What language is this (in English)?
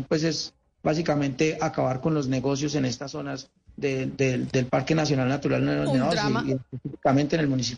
Spanish